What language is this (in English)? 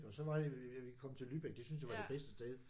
Danish